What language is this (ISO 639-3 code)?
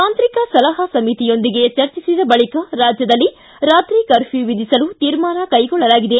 kan